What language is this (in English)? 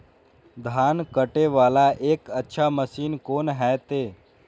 Maithili